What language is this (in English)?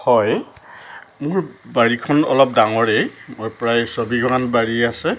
Assamese